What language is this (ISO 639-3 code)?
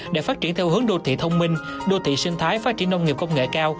vie